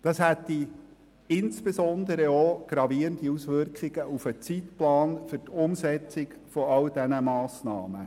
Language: Swiss German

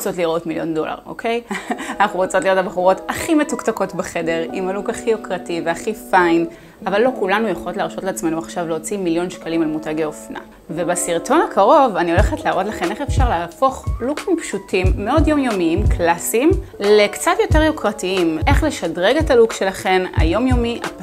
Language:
Hebrew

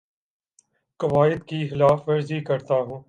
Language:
Urdu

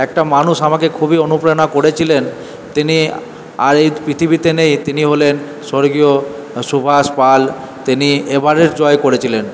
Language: Bangla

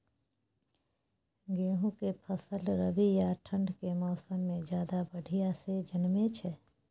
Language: Maithili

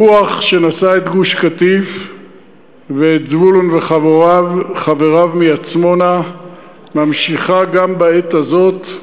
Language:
Hebrew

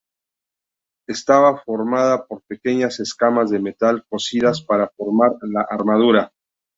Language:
Spanish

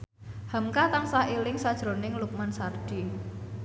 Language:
Javanese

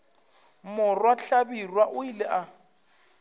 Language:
Northern Sotho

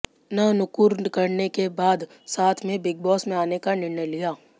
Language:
Hindi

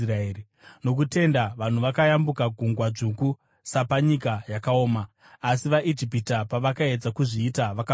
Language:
Shona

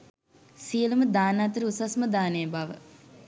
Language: Sinhala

